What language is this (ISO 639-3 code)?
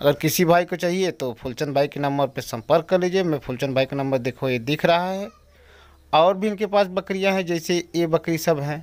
hin